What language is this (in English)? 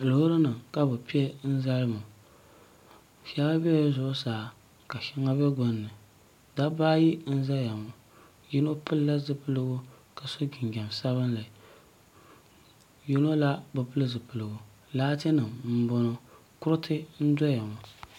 Dagbani